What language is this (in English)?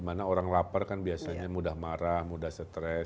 Indonesian